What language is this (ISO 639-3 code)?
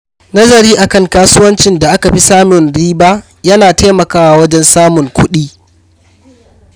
hau